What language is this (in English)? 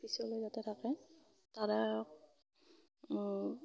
Assamese